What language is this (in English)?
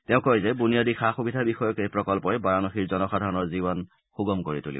Assamese